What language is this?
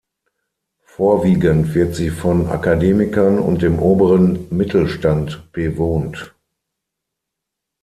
German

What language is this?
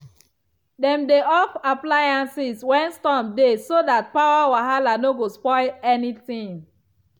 Nigerian Pidgin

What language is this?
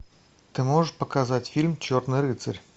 Russian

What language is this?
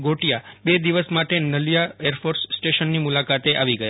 Gujarati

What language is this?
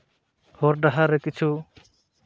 Santali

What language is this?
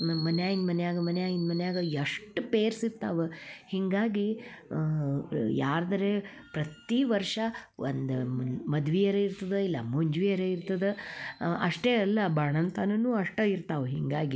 Kannada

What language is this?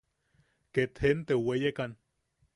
Yaqui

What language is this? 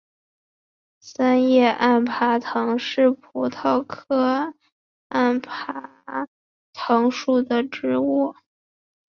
Chinese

